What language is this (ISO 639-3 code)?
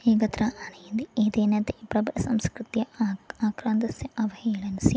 san